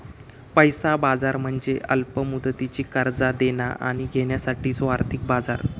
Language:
Marathi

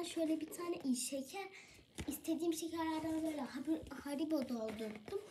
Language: Turkish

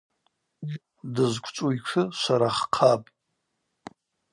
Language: Abaza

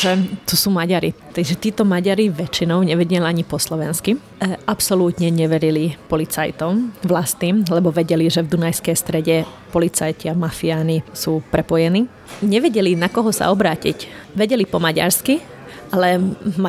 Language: Slovak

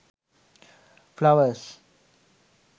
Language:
Sinhala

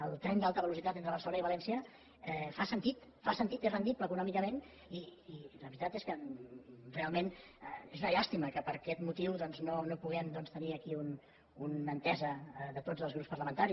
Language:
Catalan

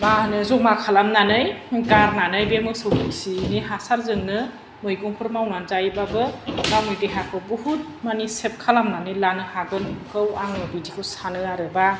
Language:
Bodo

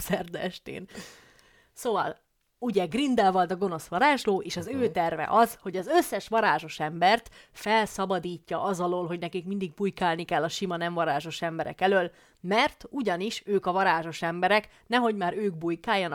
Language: Hungarian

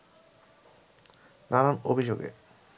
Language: Bangla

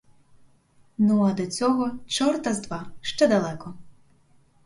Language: Ukrainian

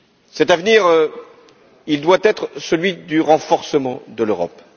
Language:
French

